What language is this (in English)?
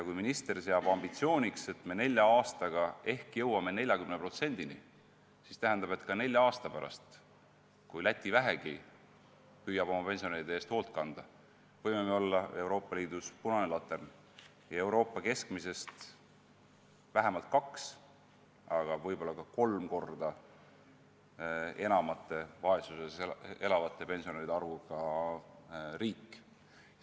Estonian